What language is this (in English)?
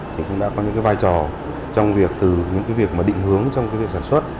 Vietnamese